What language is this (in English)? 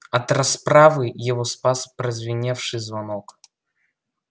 Russian